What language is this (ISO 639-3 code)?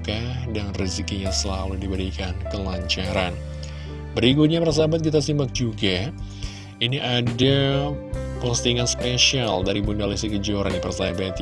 ind